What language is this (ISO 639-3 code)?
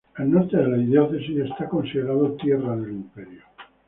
spa